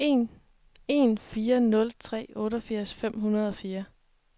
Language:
Danish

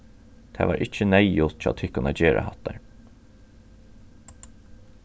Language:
Faroese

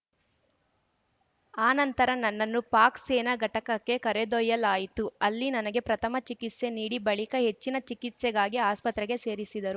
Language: Kannada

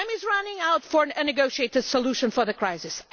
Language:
English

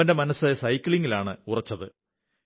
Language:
Malayalam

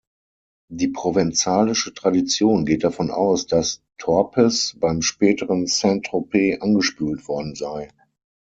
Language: German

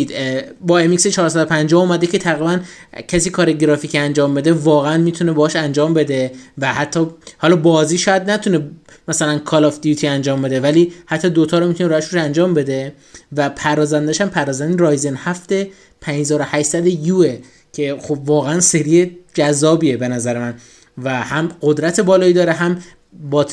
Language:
Persian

